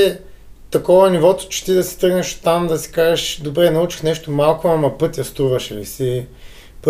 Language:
Bulgarian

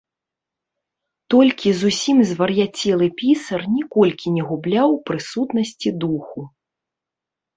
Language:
Belarusian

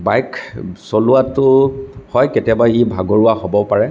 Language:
Assamese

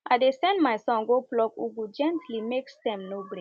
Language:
Nigerian Pidgin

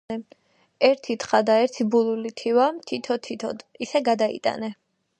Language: Georgian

